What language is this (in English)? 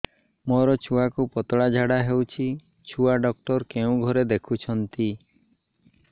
Odia